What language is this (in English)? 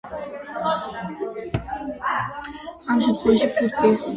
Georgian